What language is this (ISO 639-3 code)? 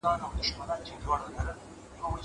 pus